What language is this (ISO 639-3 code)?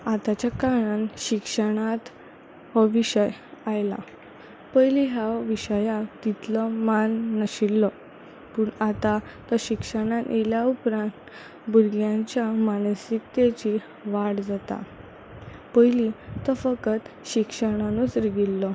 kok